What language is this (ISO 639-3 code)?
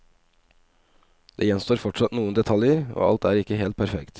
nor